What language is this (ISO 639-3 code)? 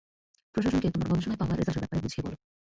ben